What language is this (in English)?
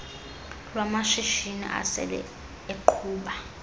Xhosa